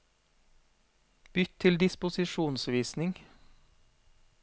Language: Norwegian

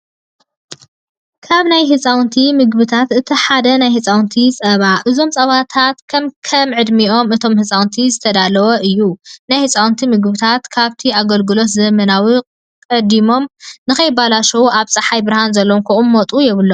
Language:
Tigrinya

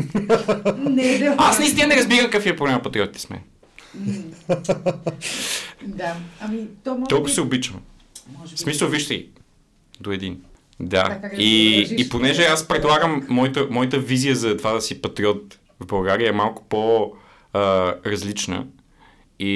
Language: Bulgarian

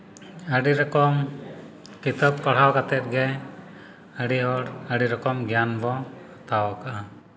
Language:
Santali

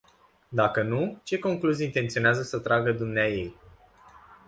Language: Romanian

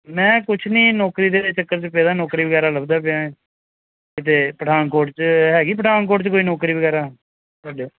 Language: Punjabi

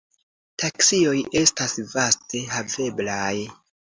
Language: Esperanto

